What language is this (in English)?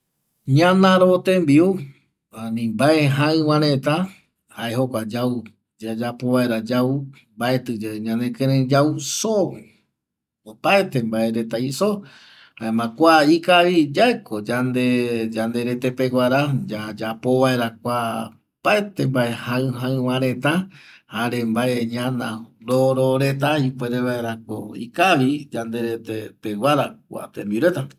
Eastern Bolivian Guaraní